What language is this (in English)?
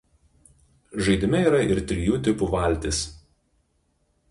Lithuanian